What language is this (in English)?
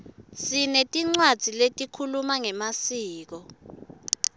Swati